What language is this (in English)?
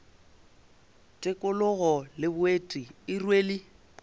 Northern Sotho